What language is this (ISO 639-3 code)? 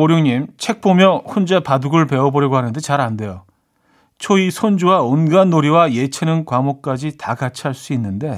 kor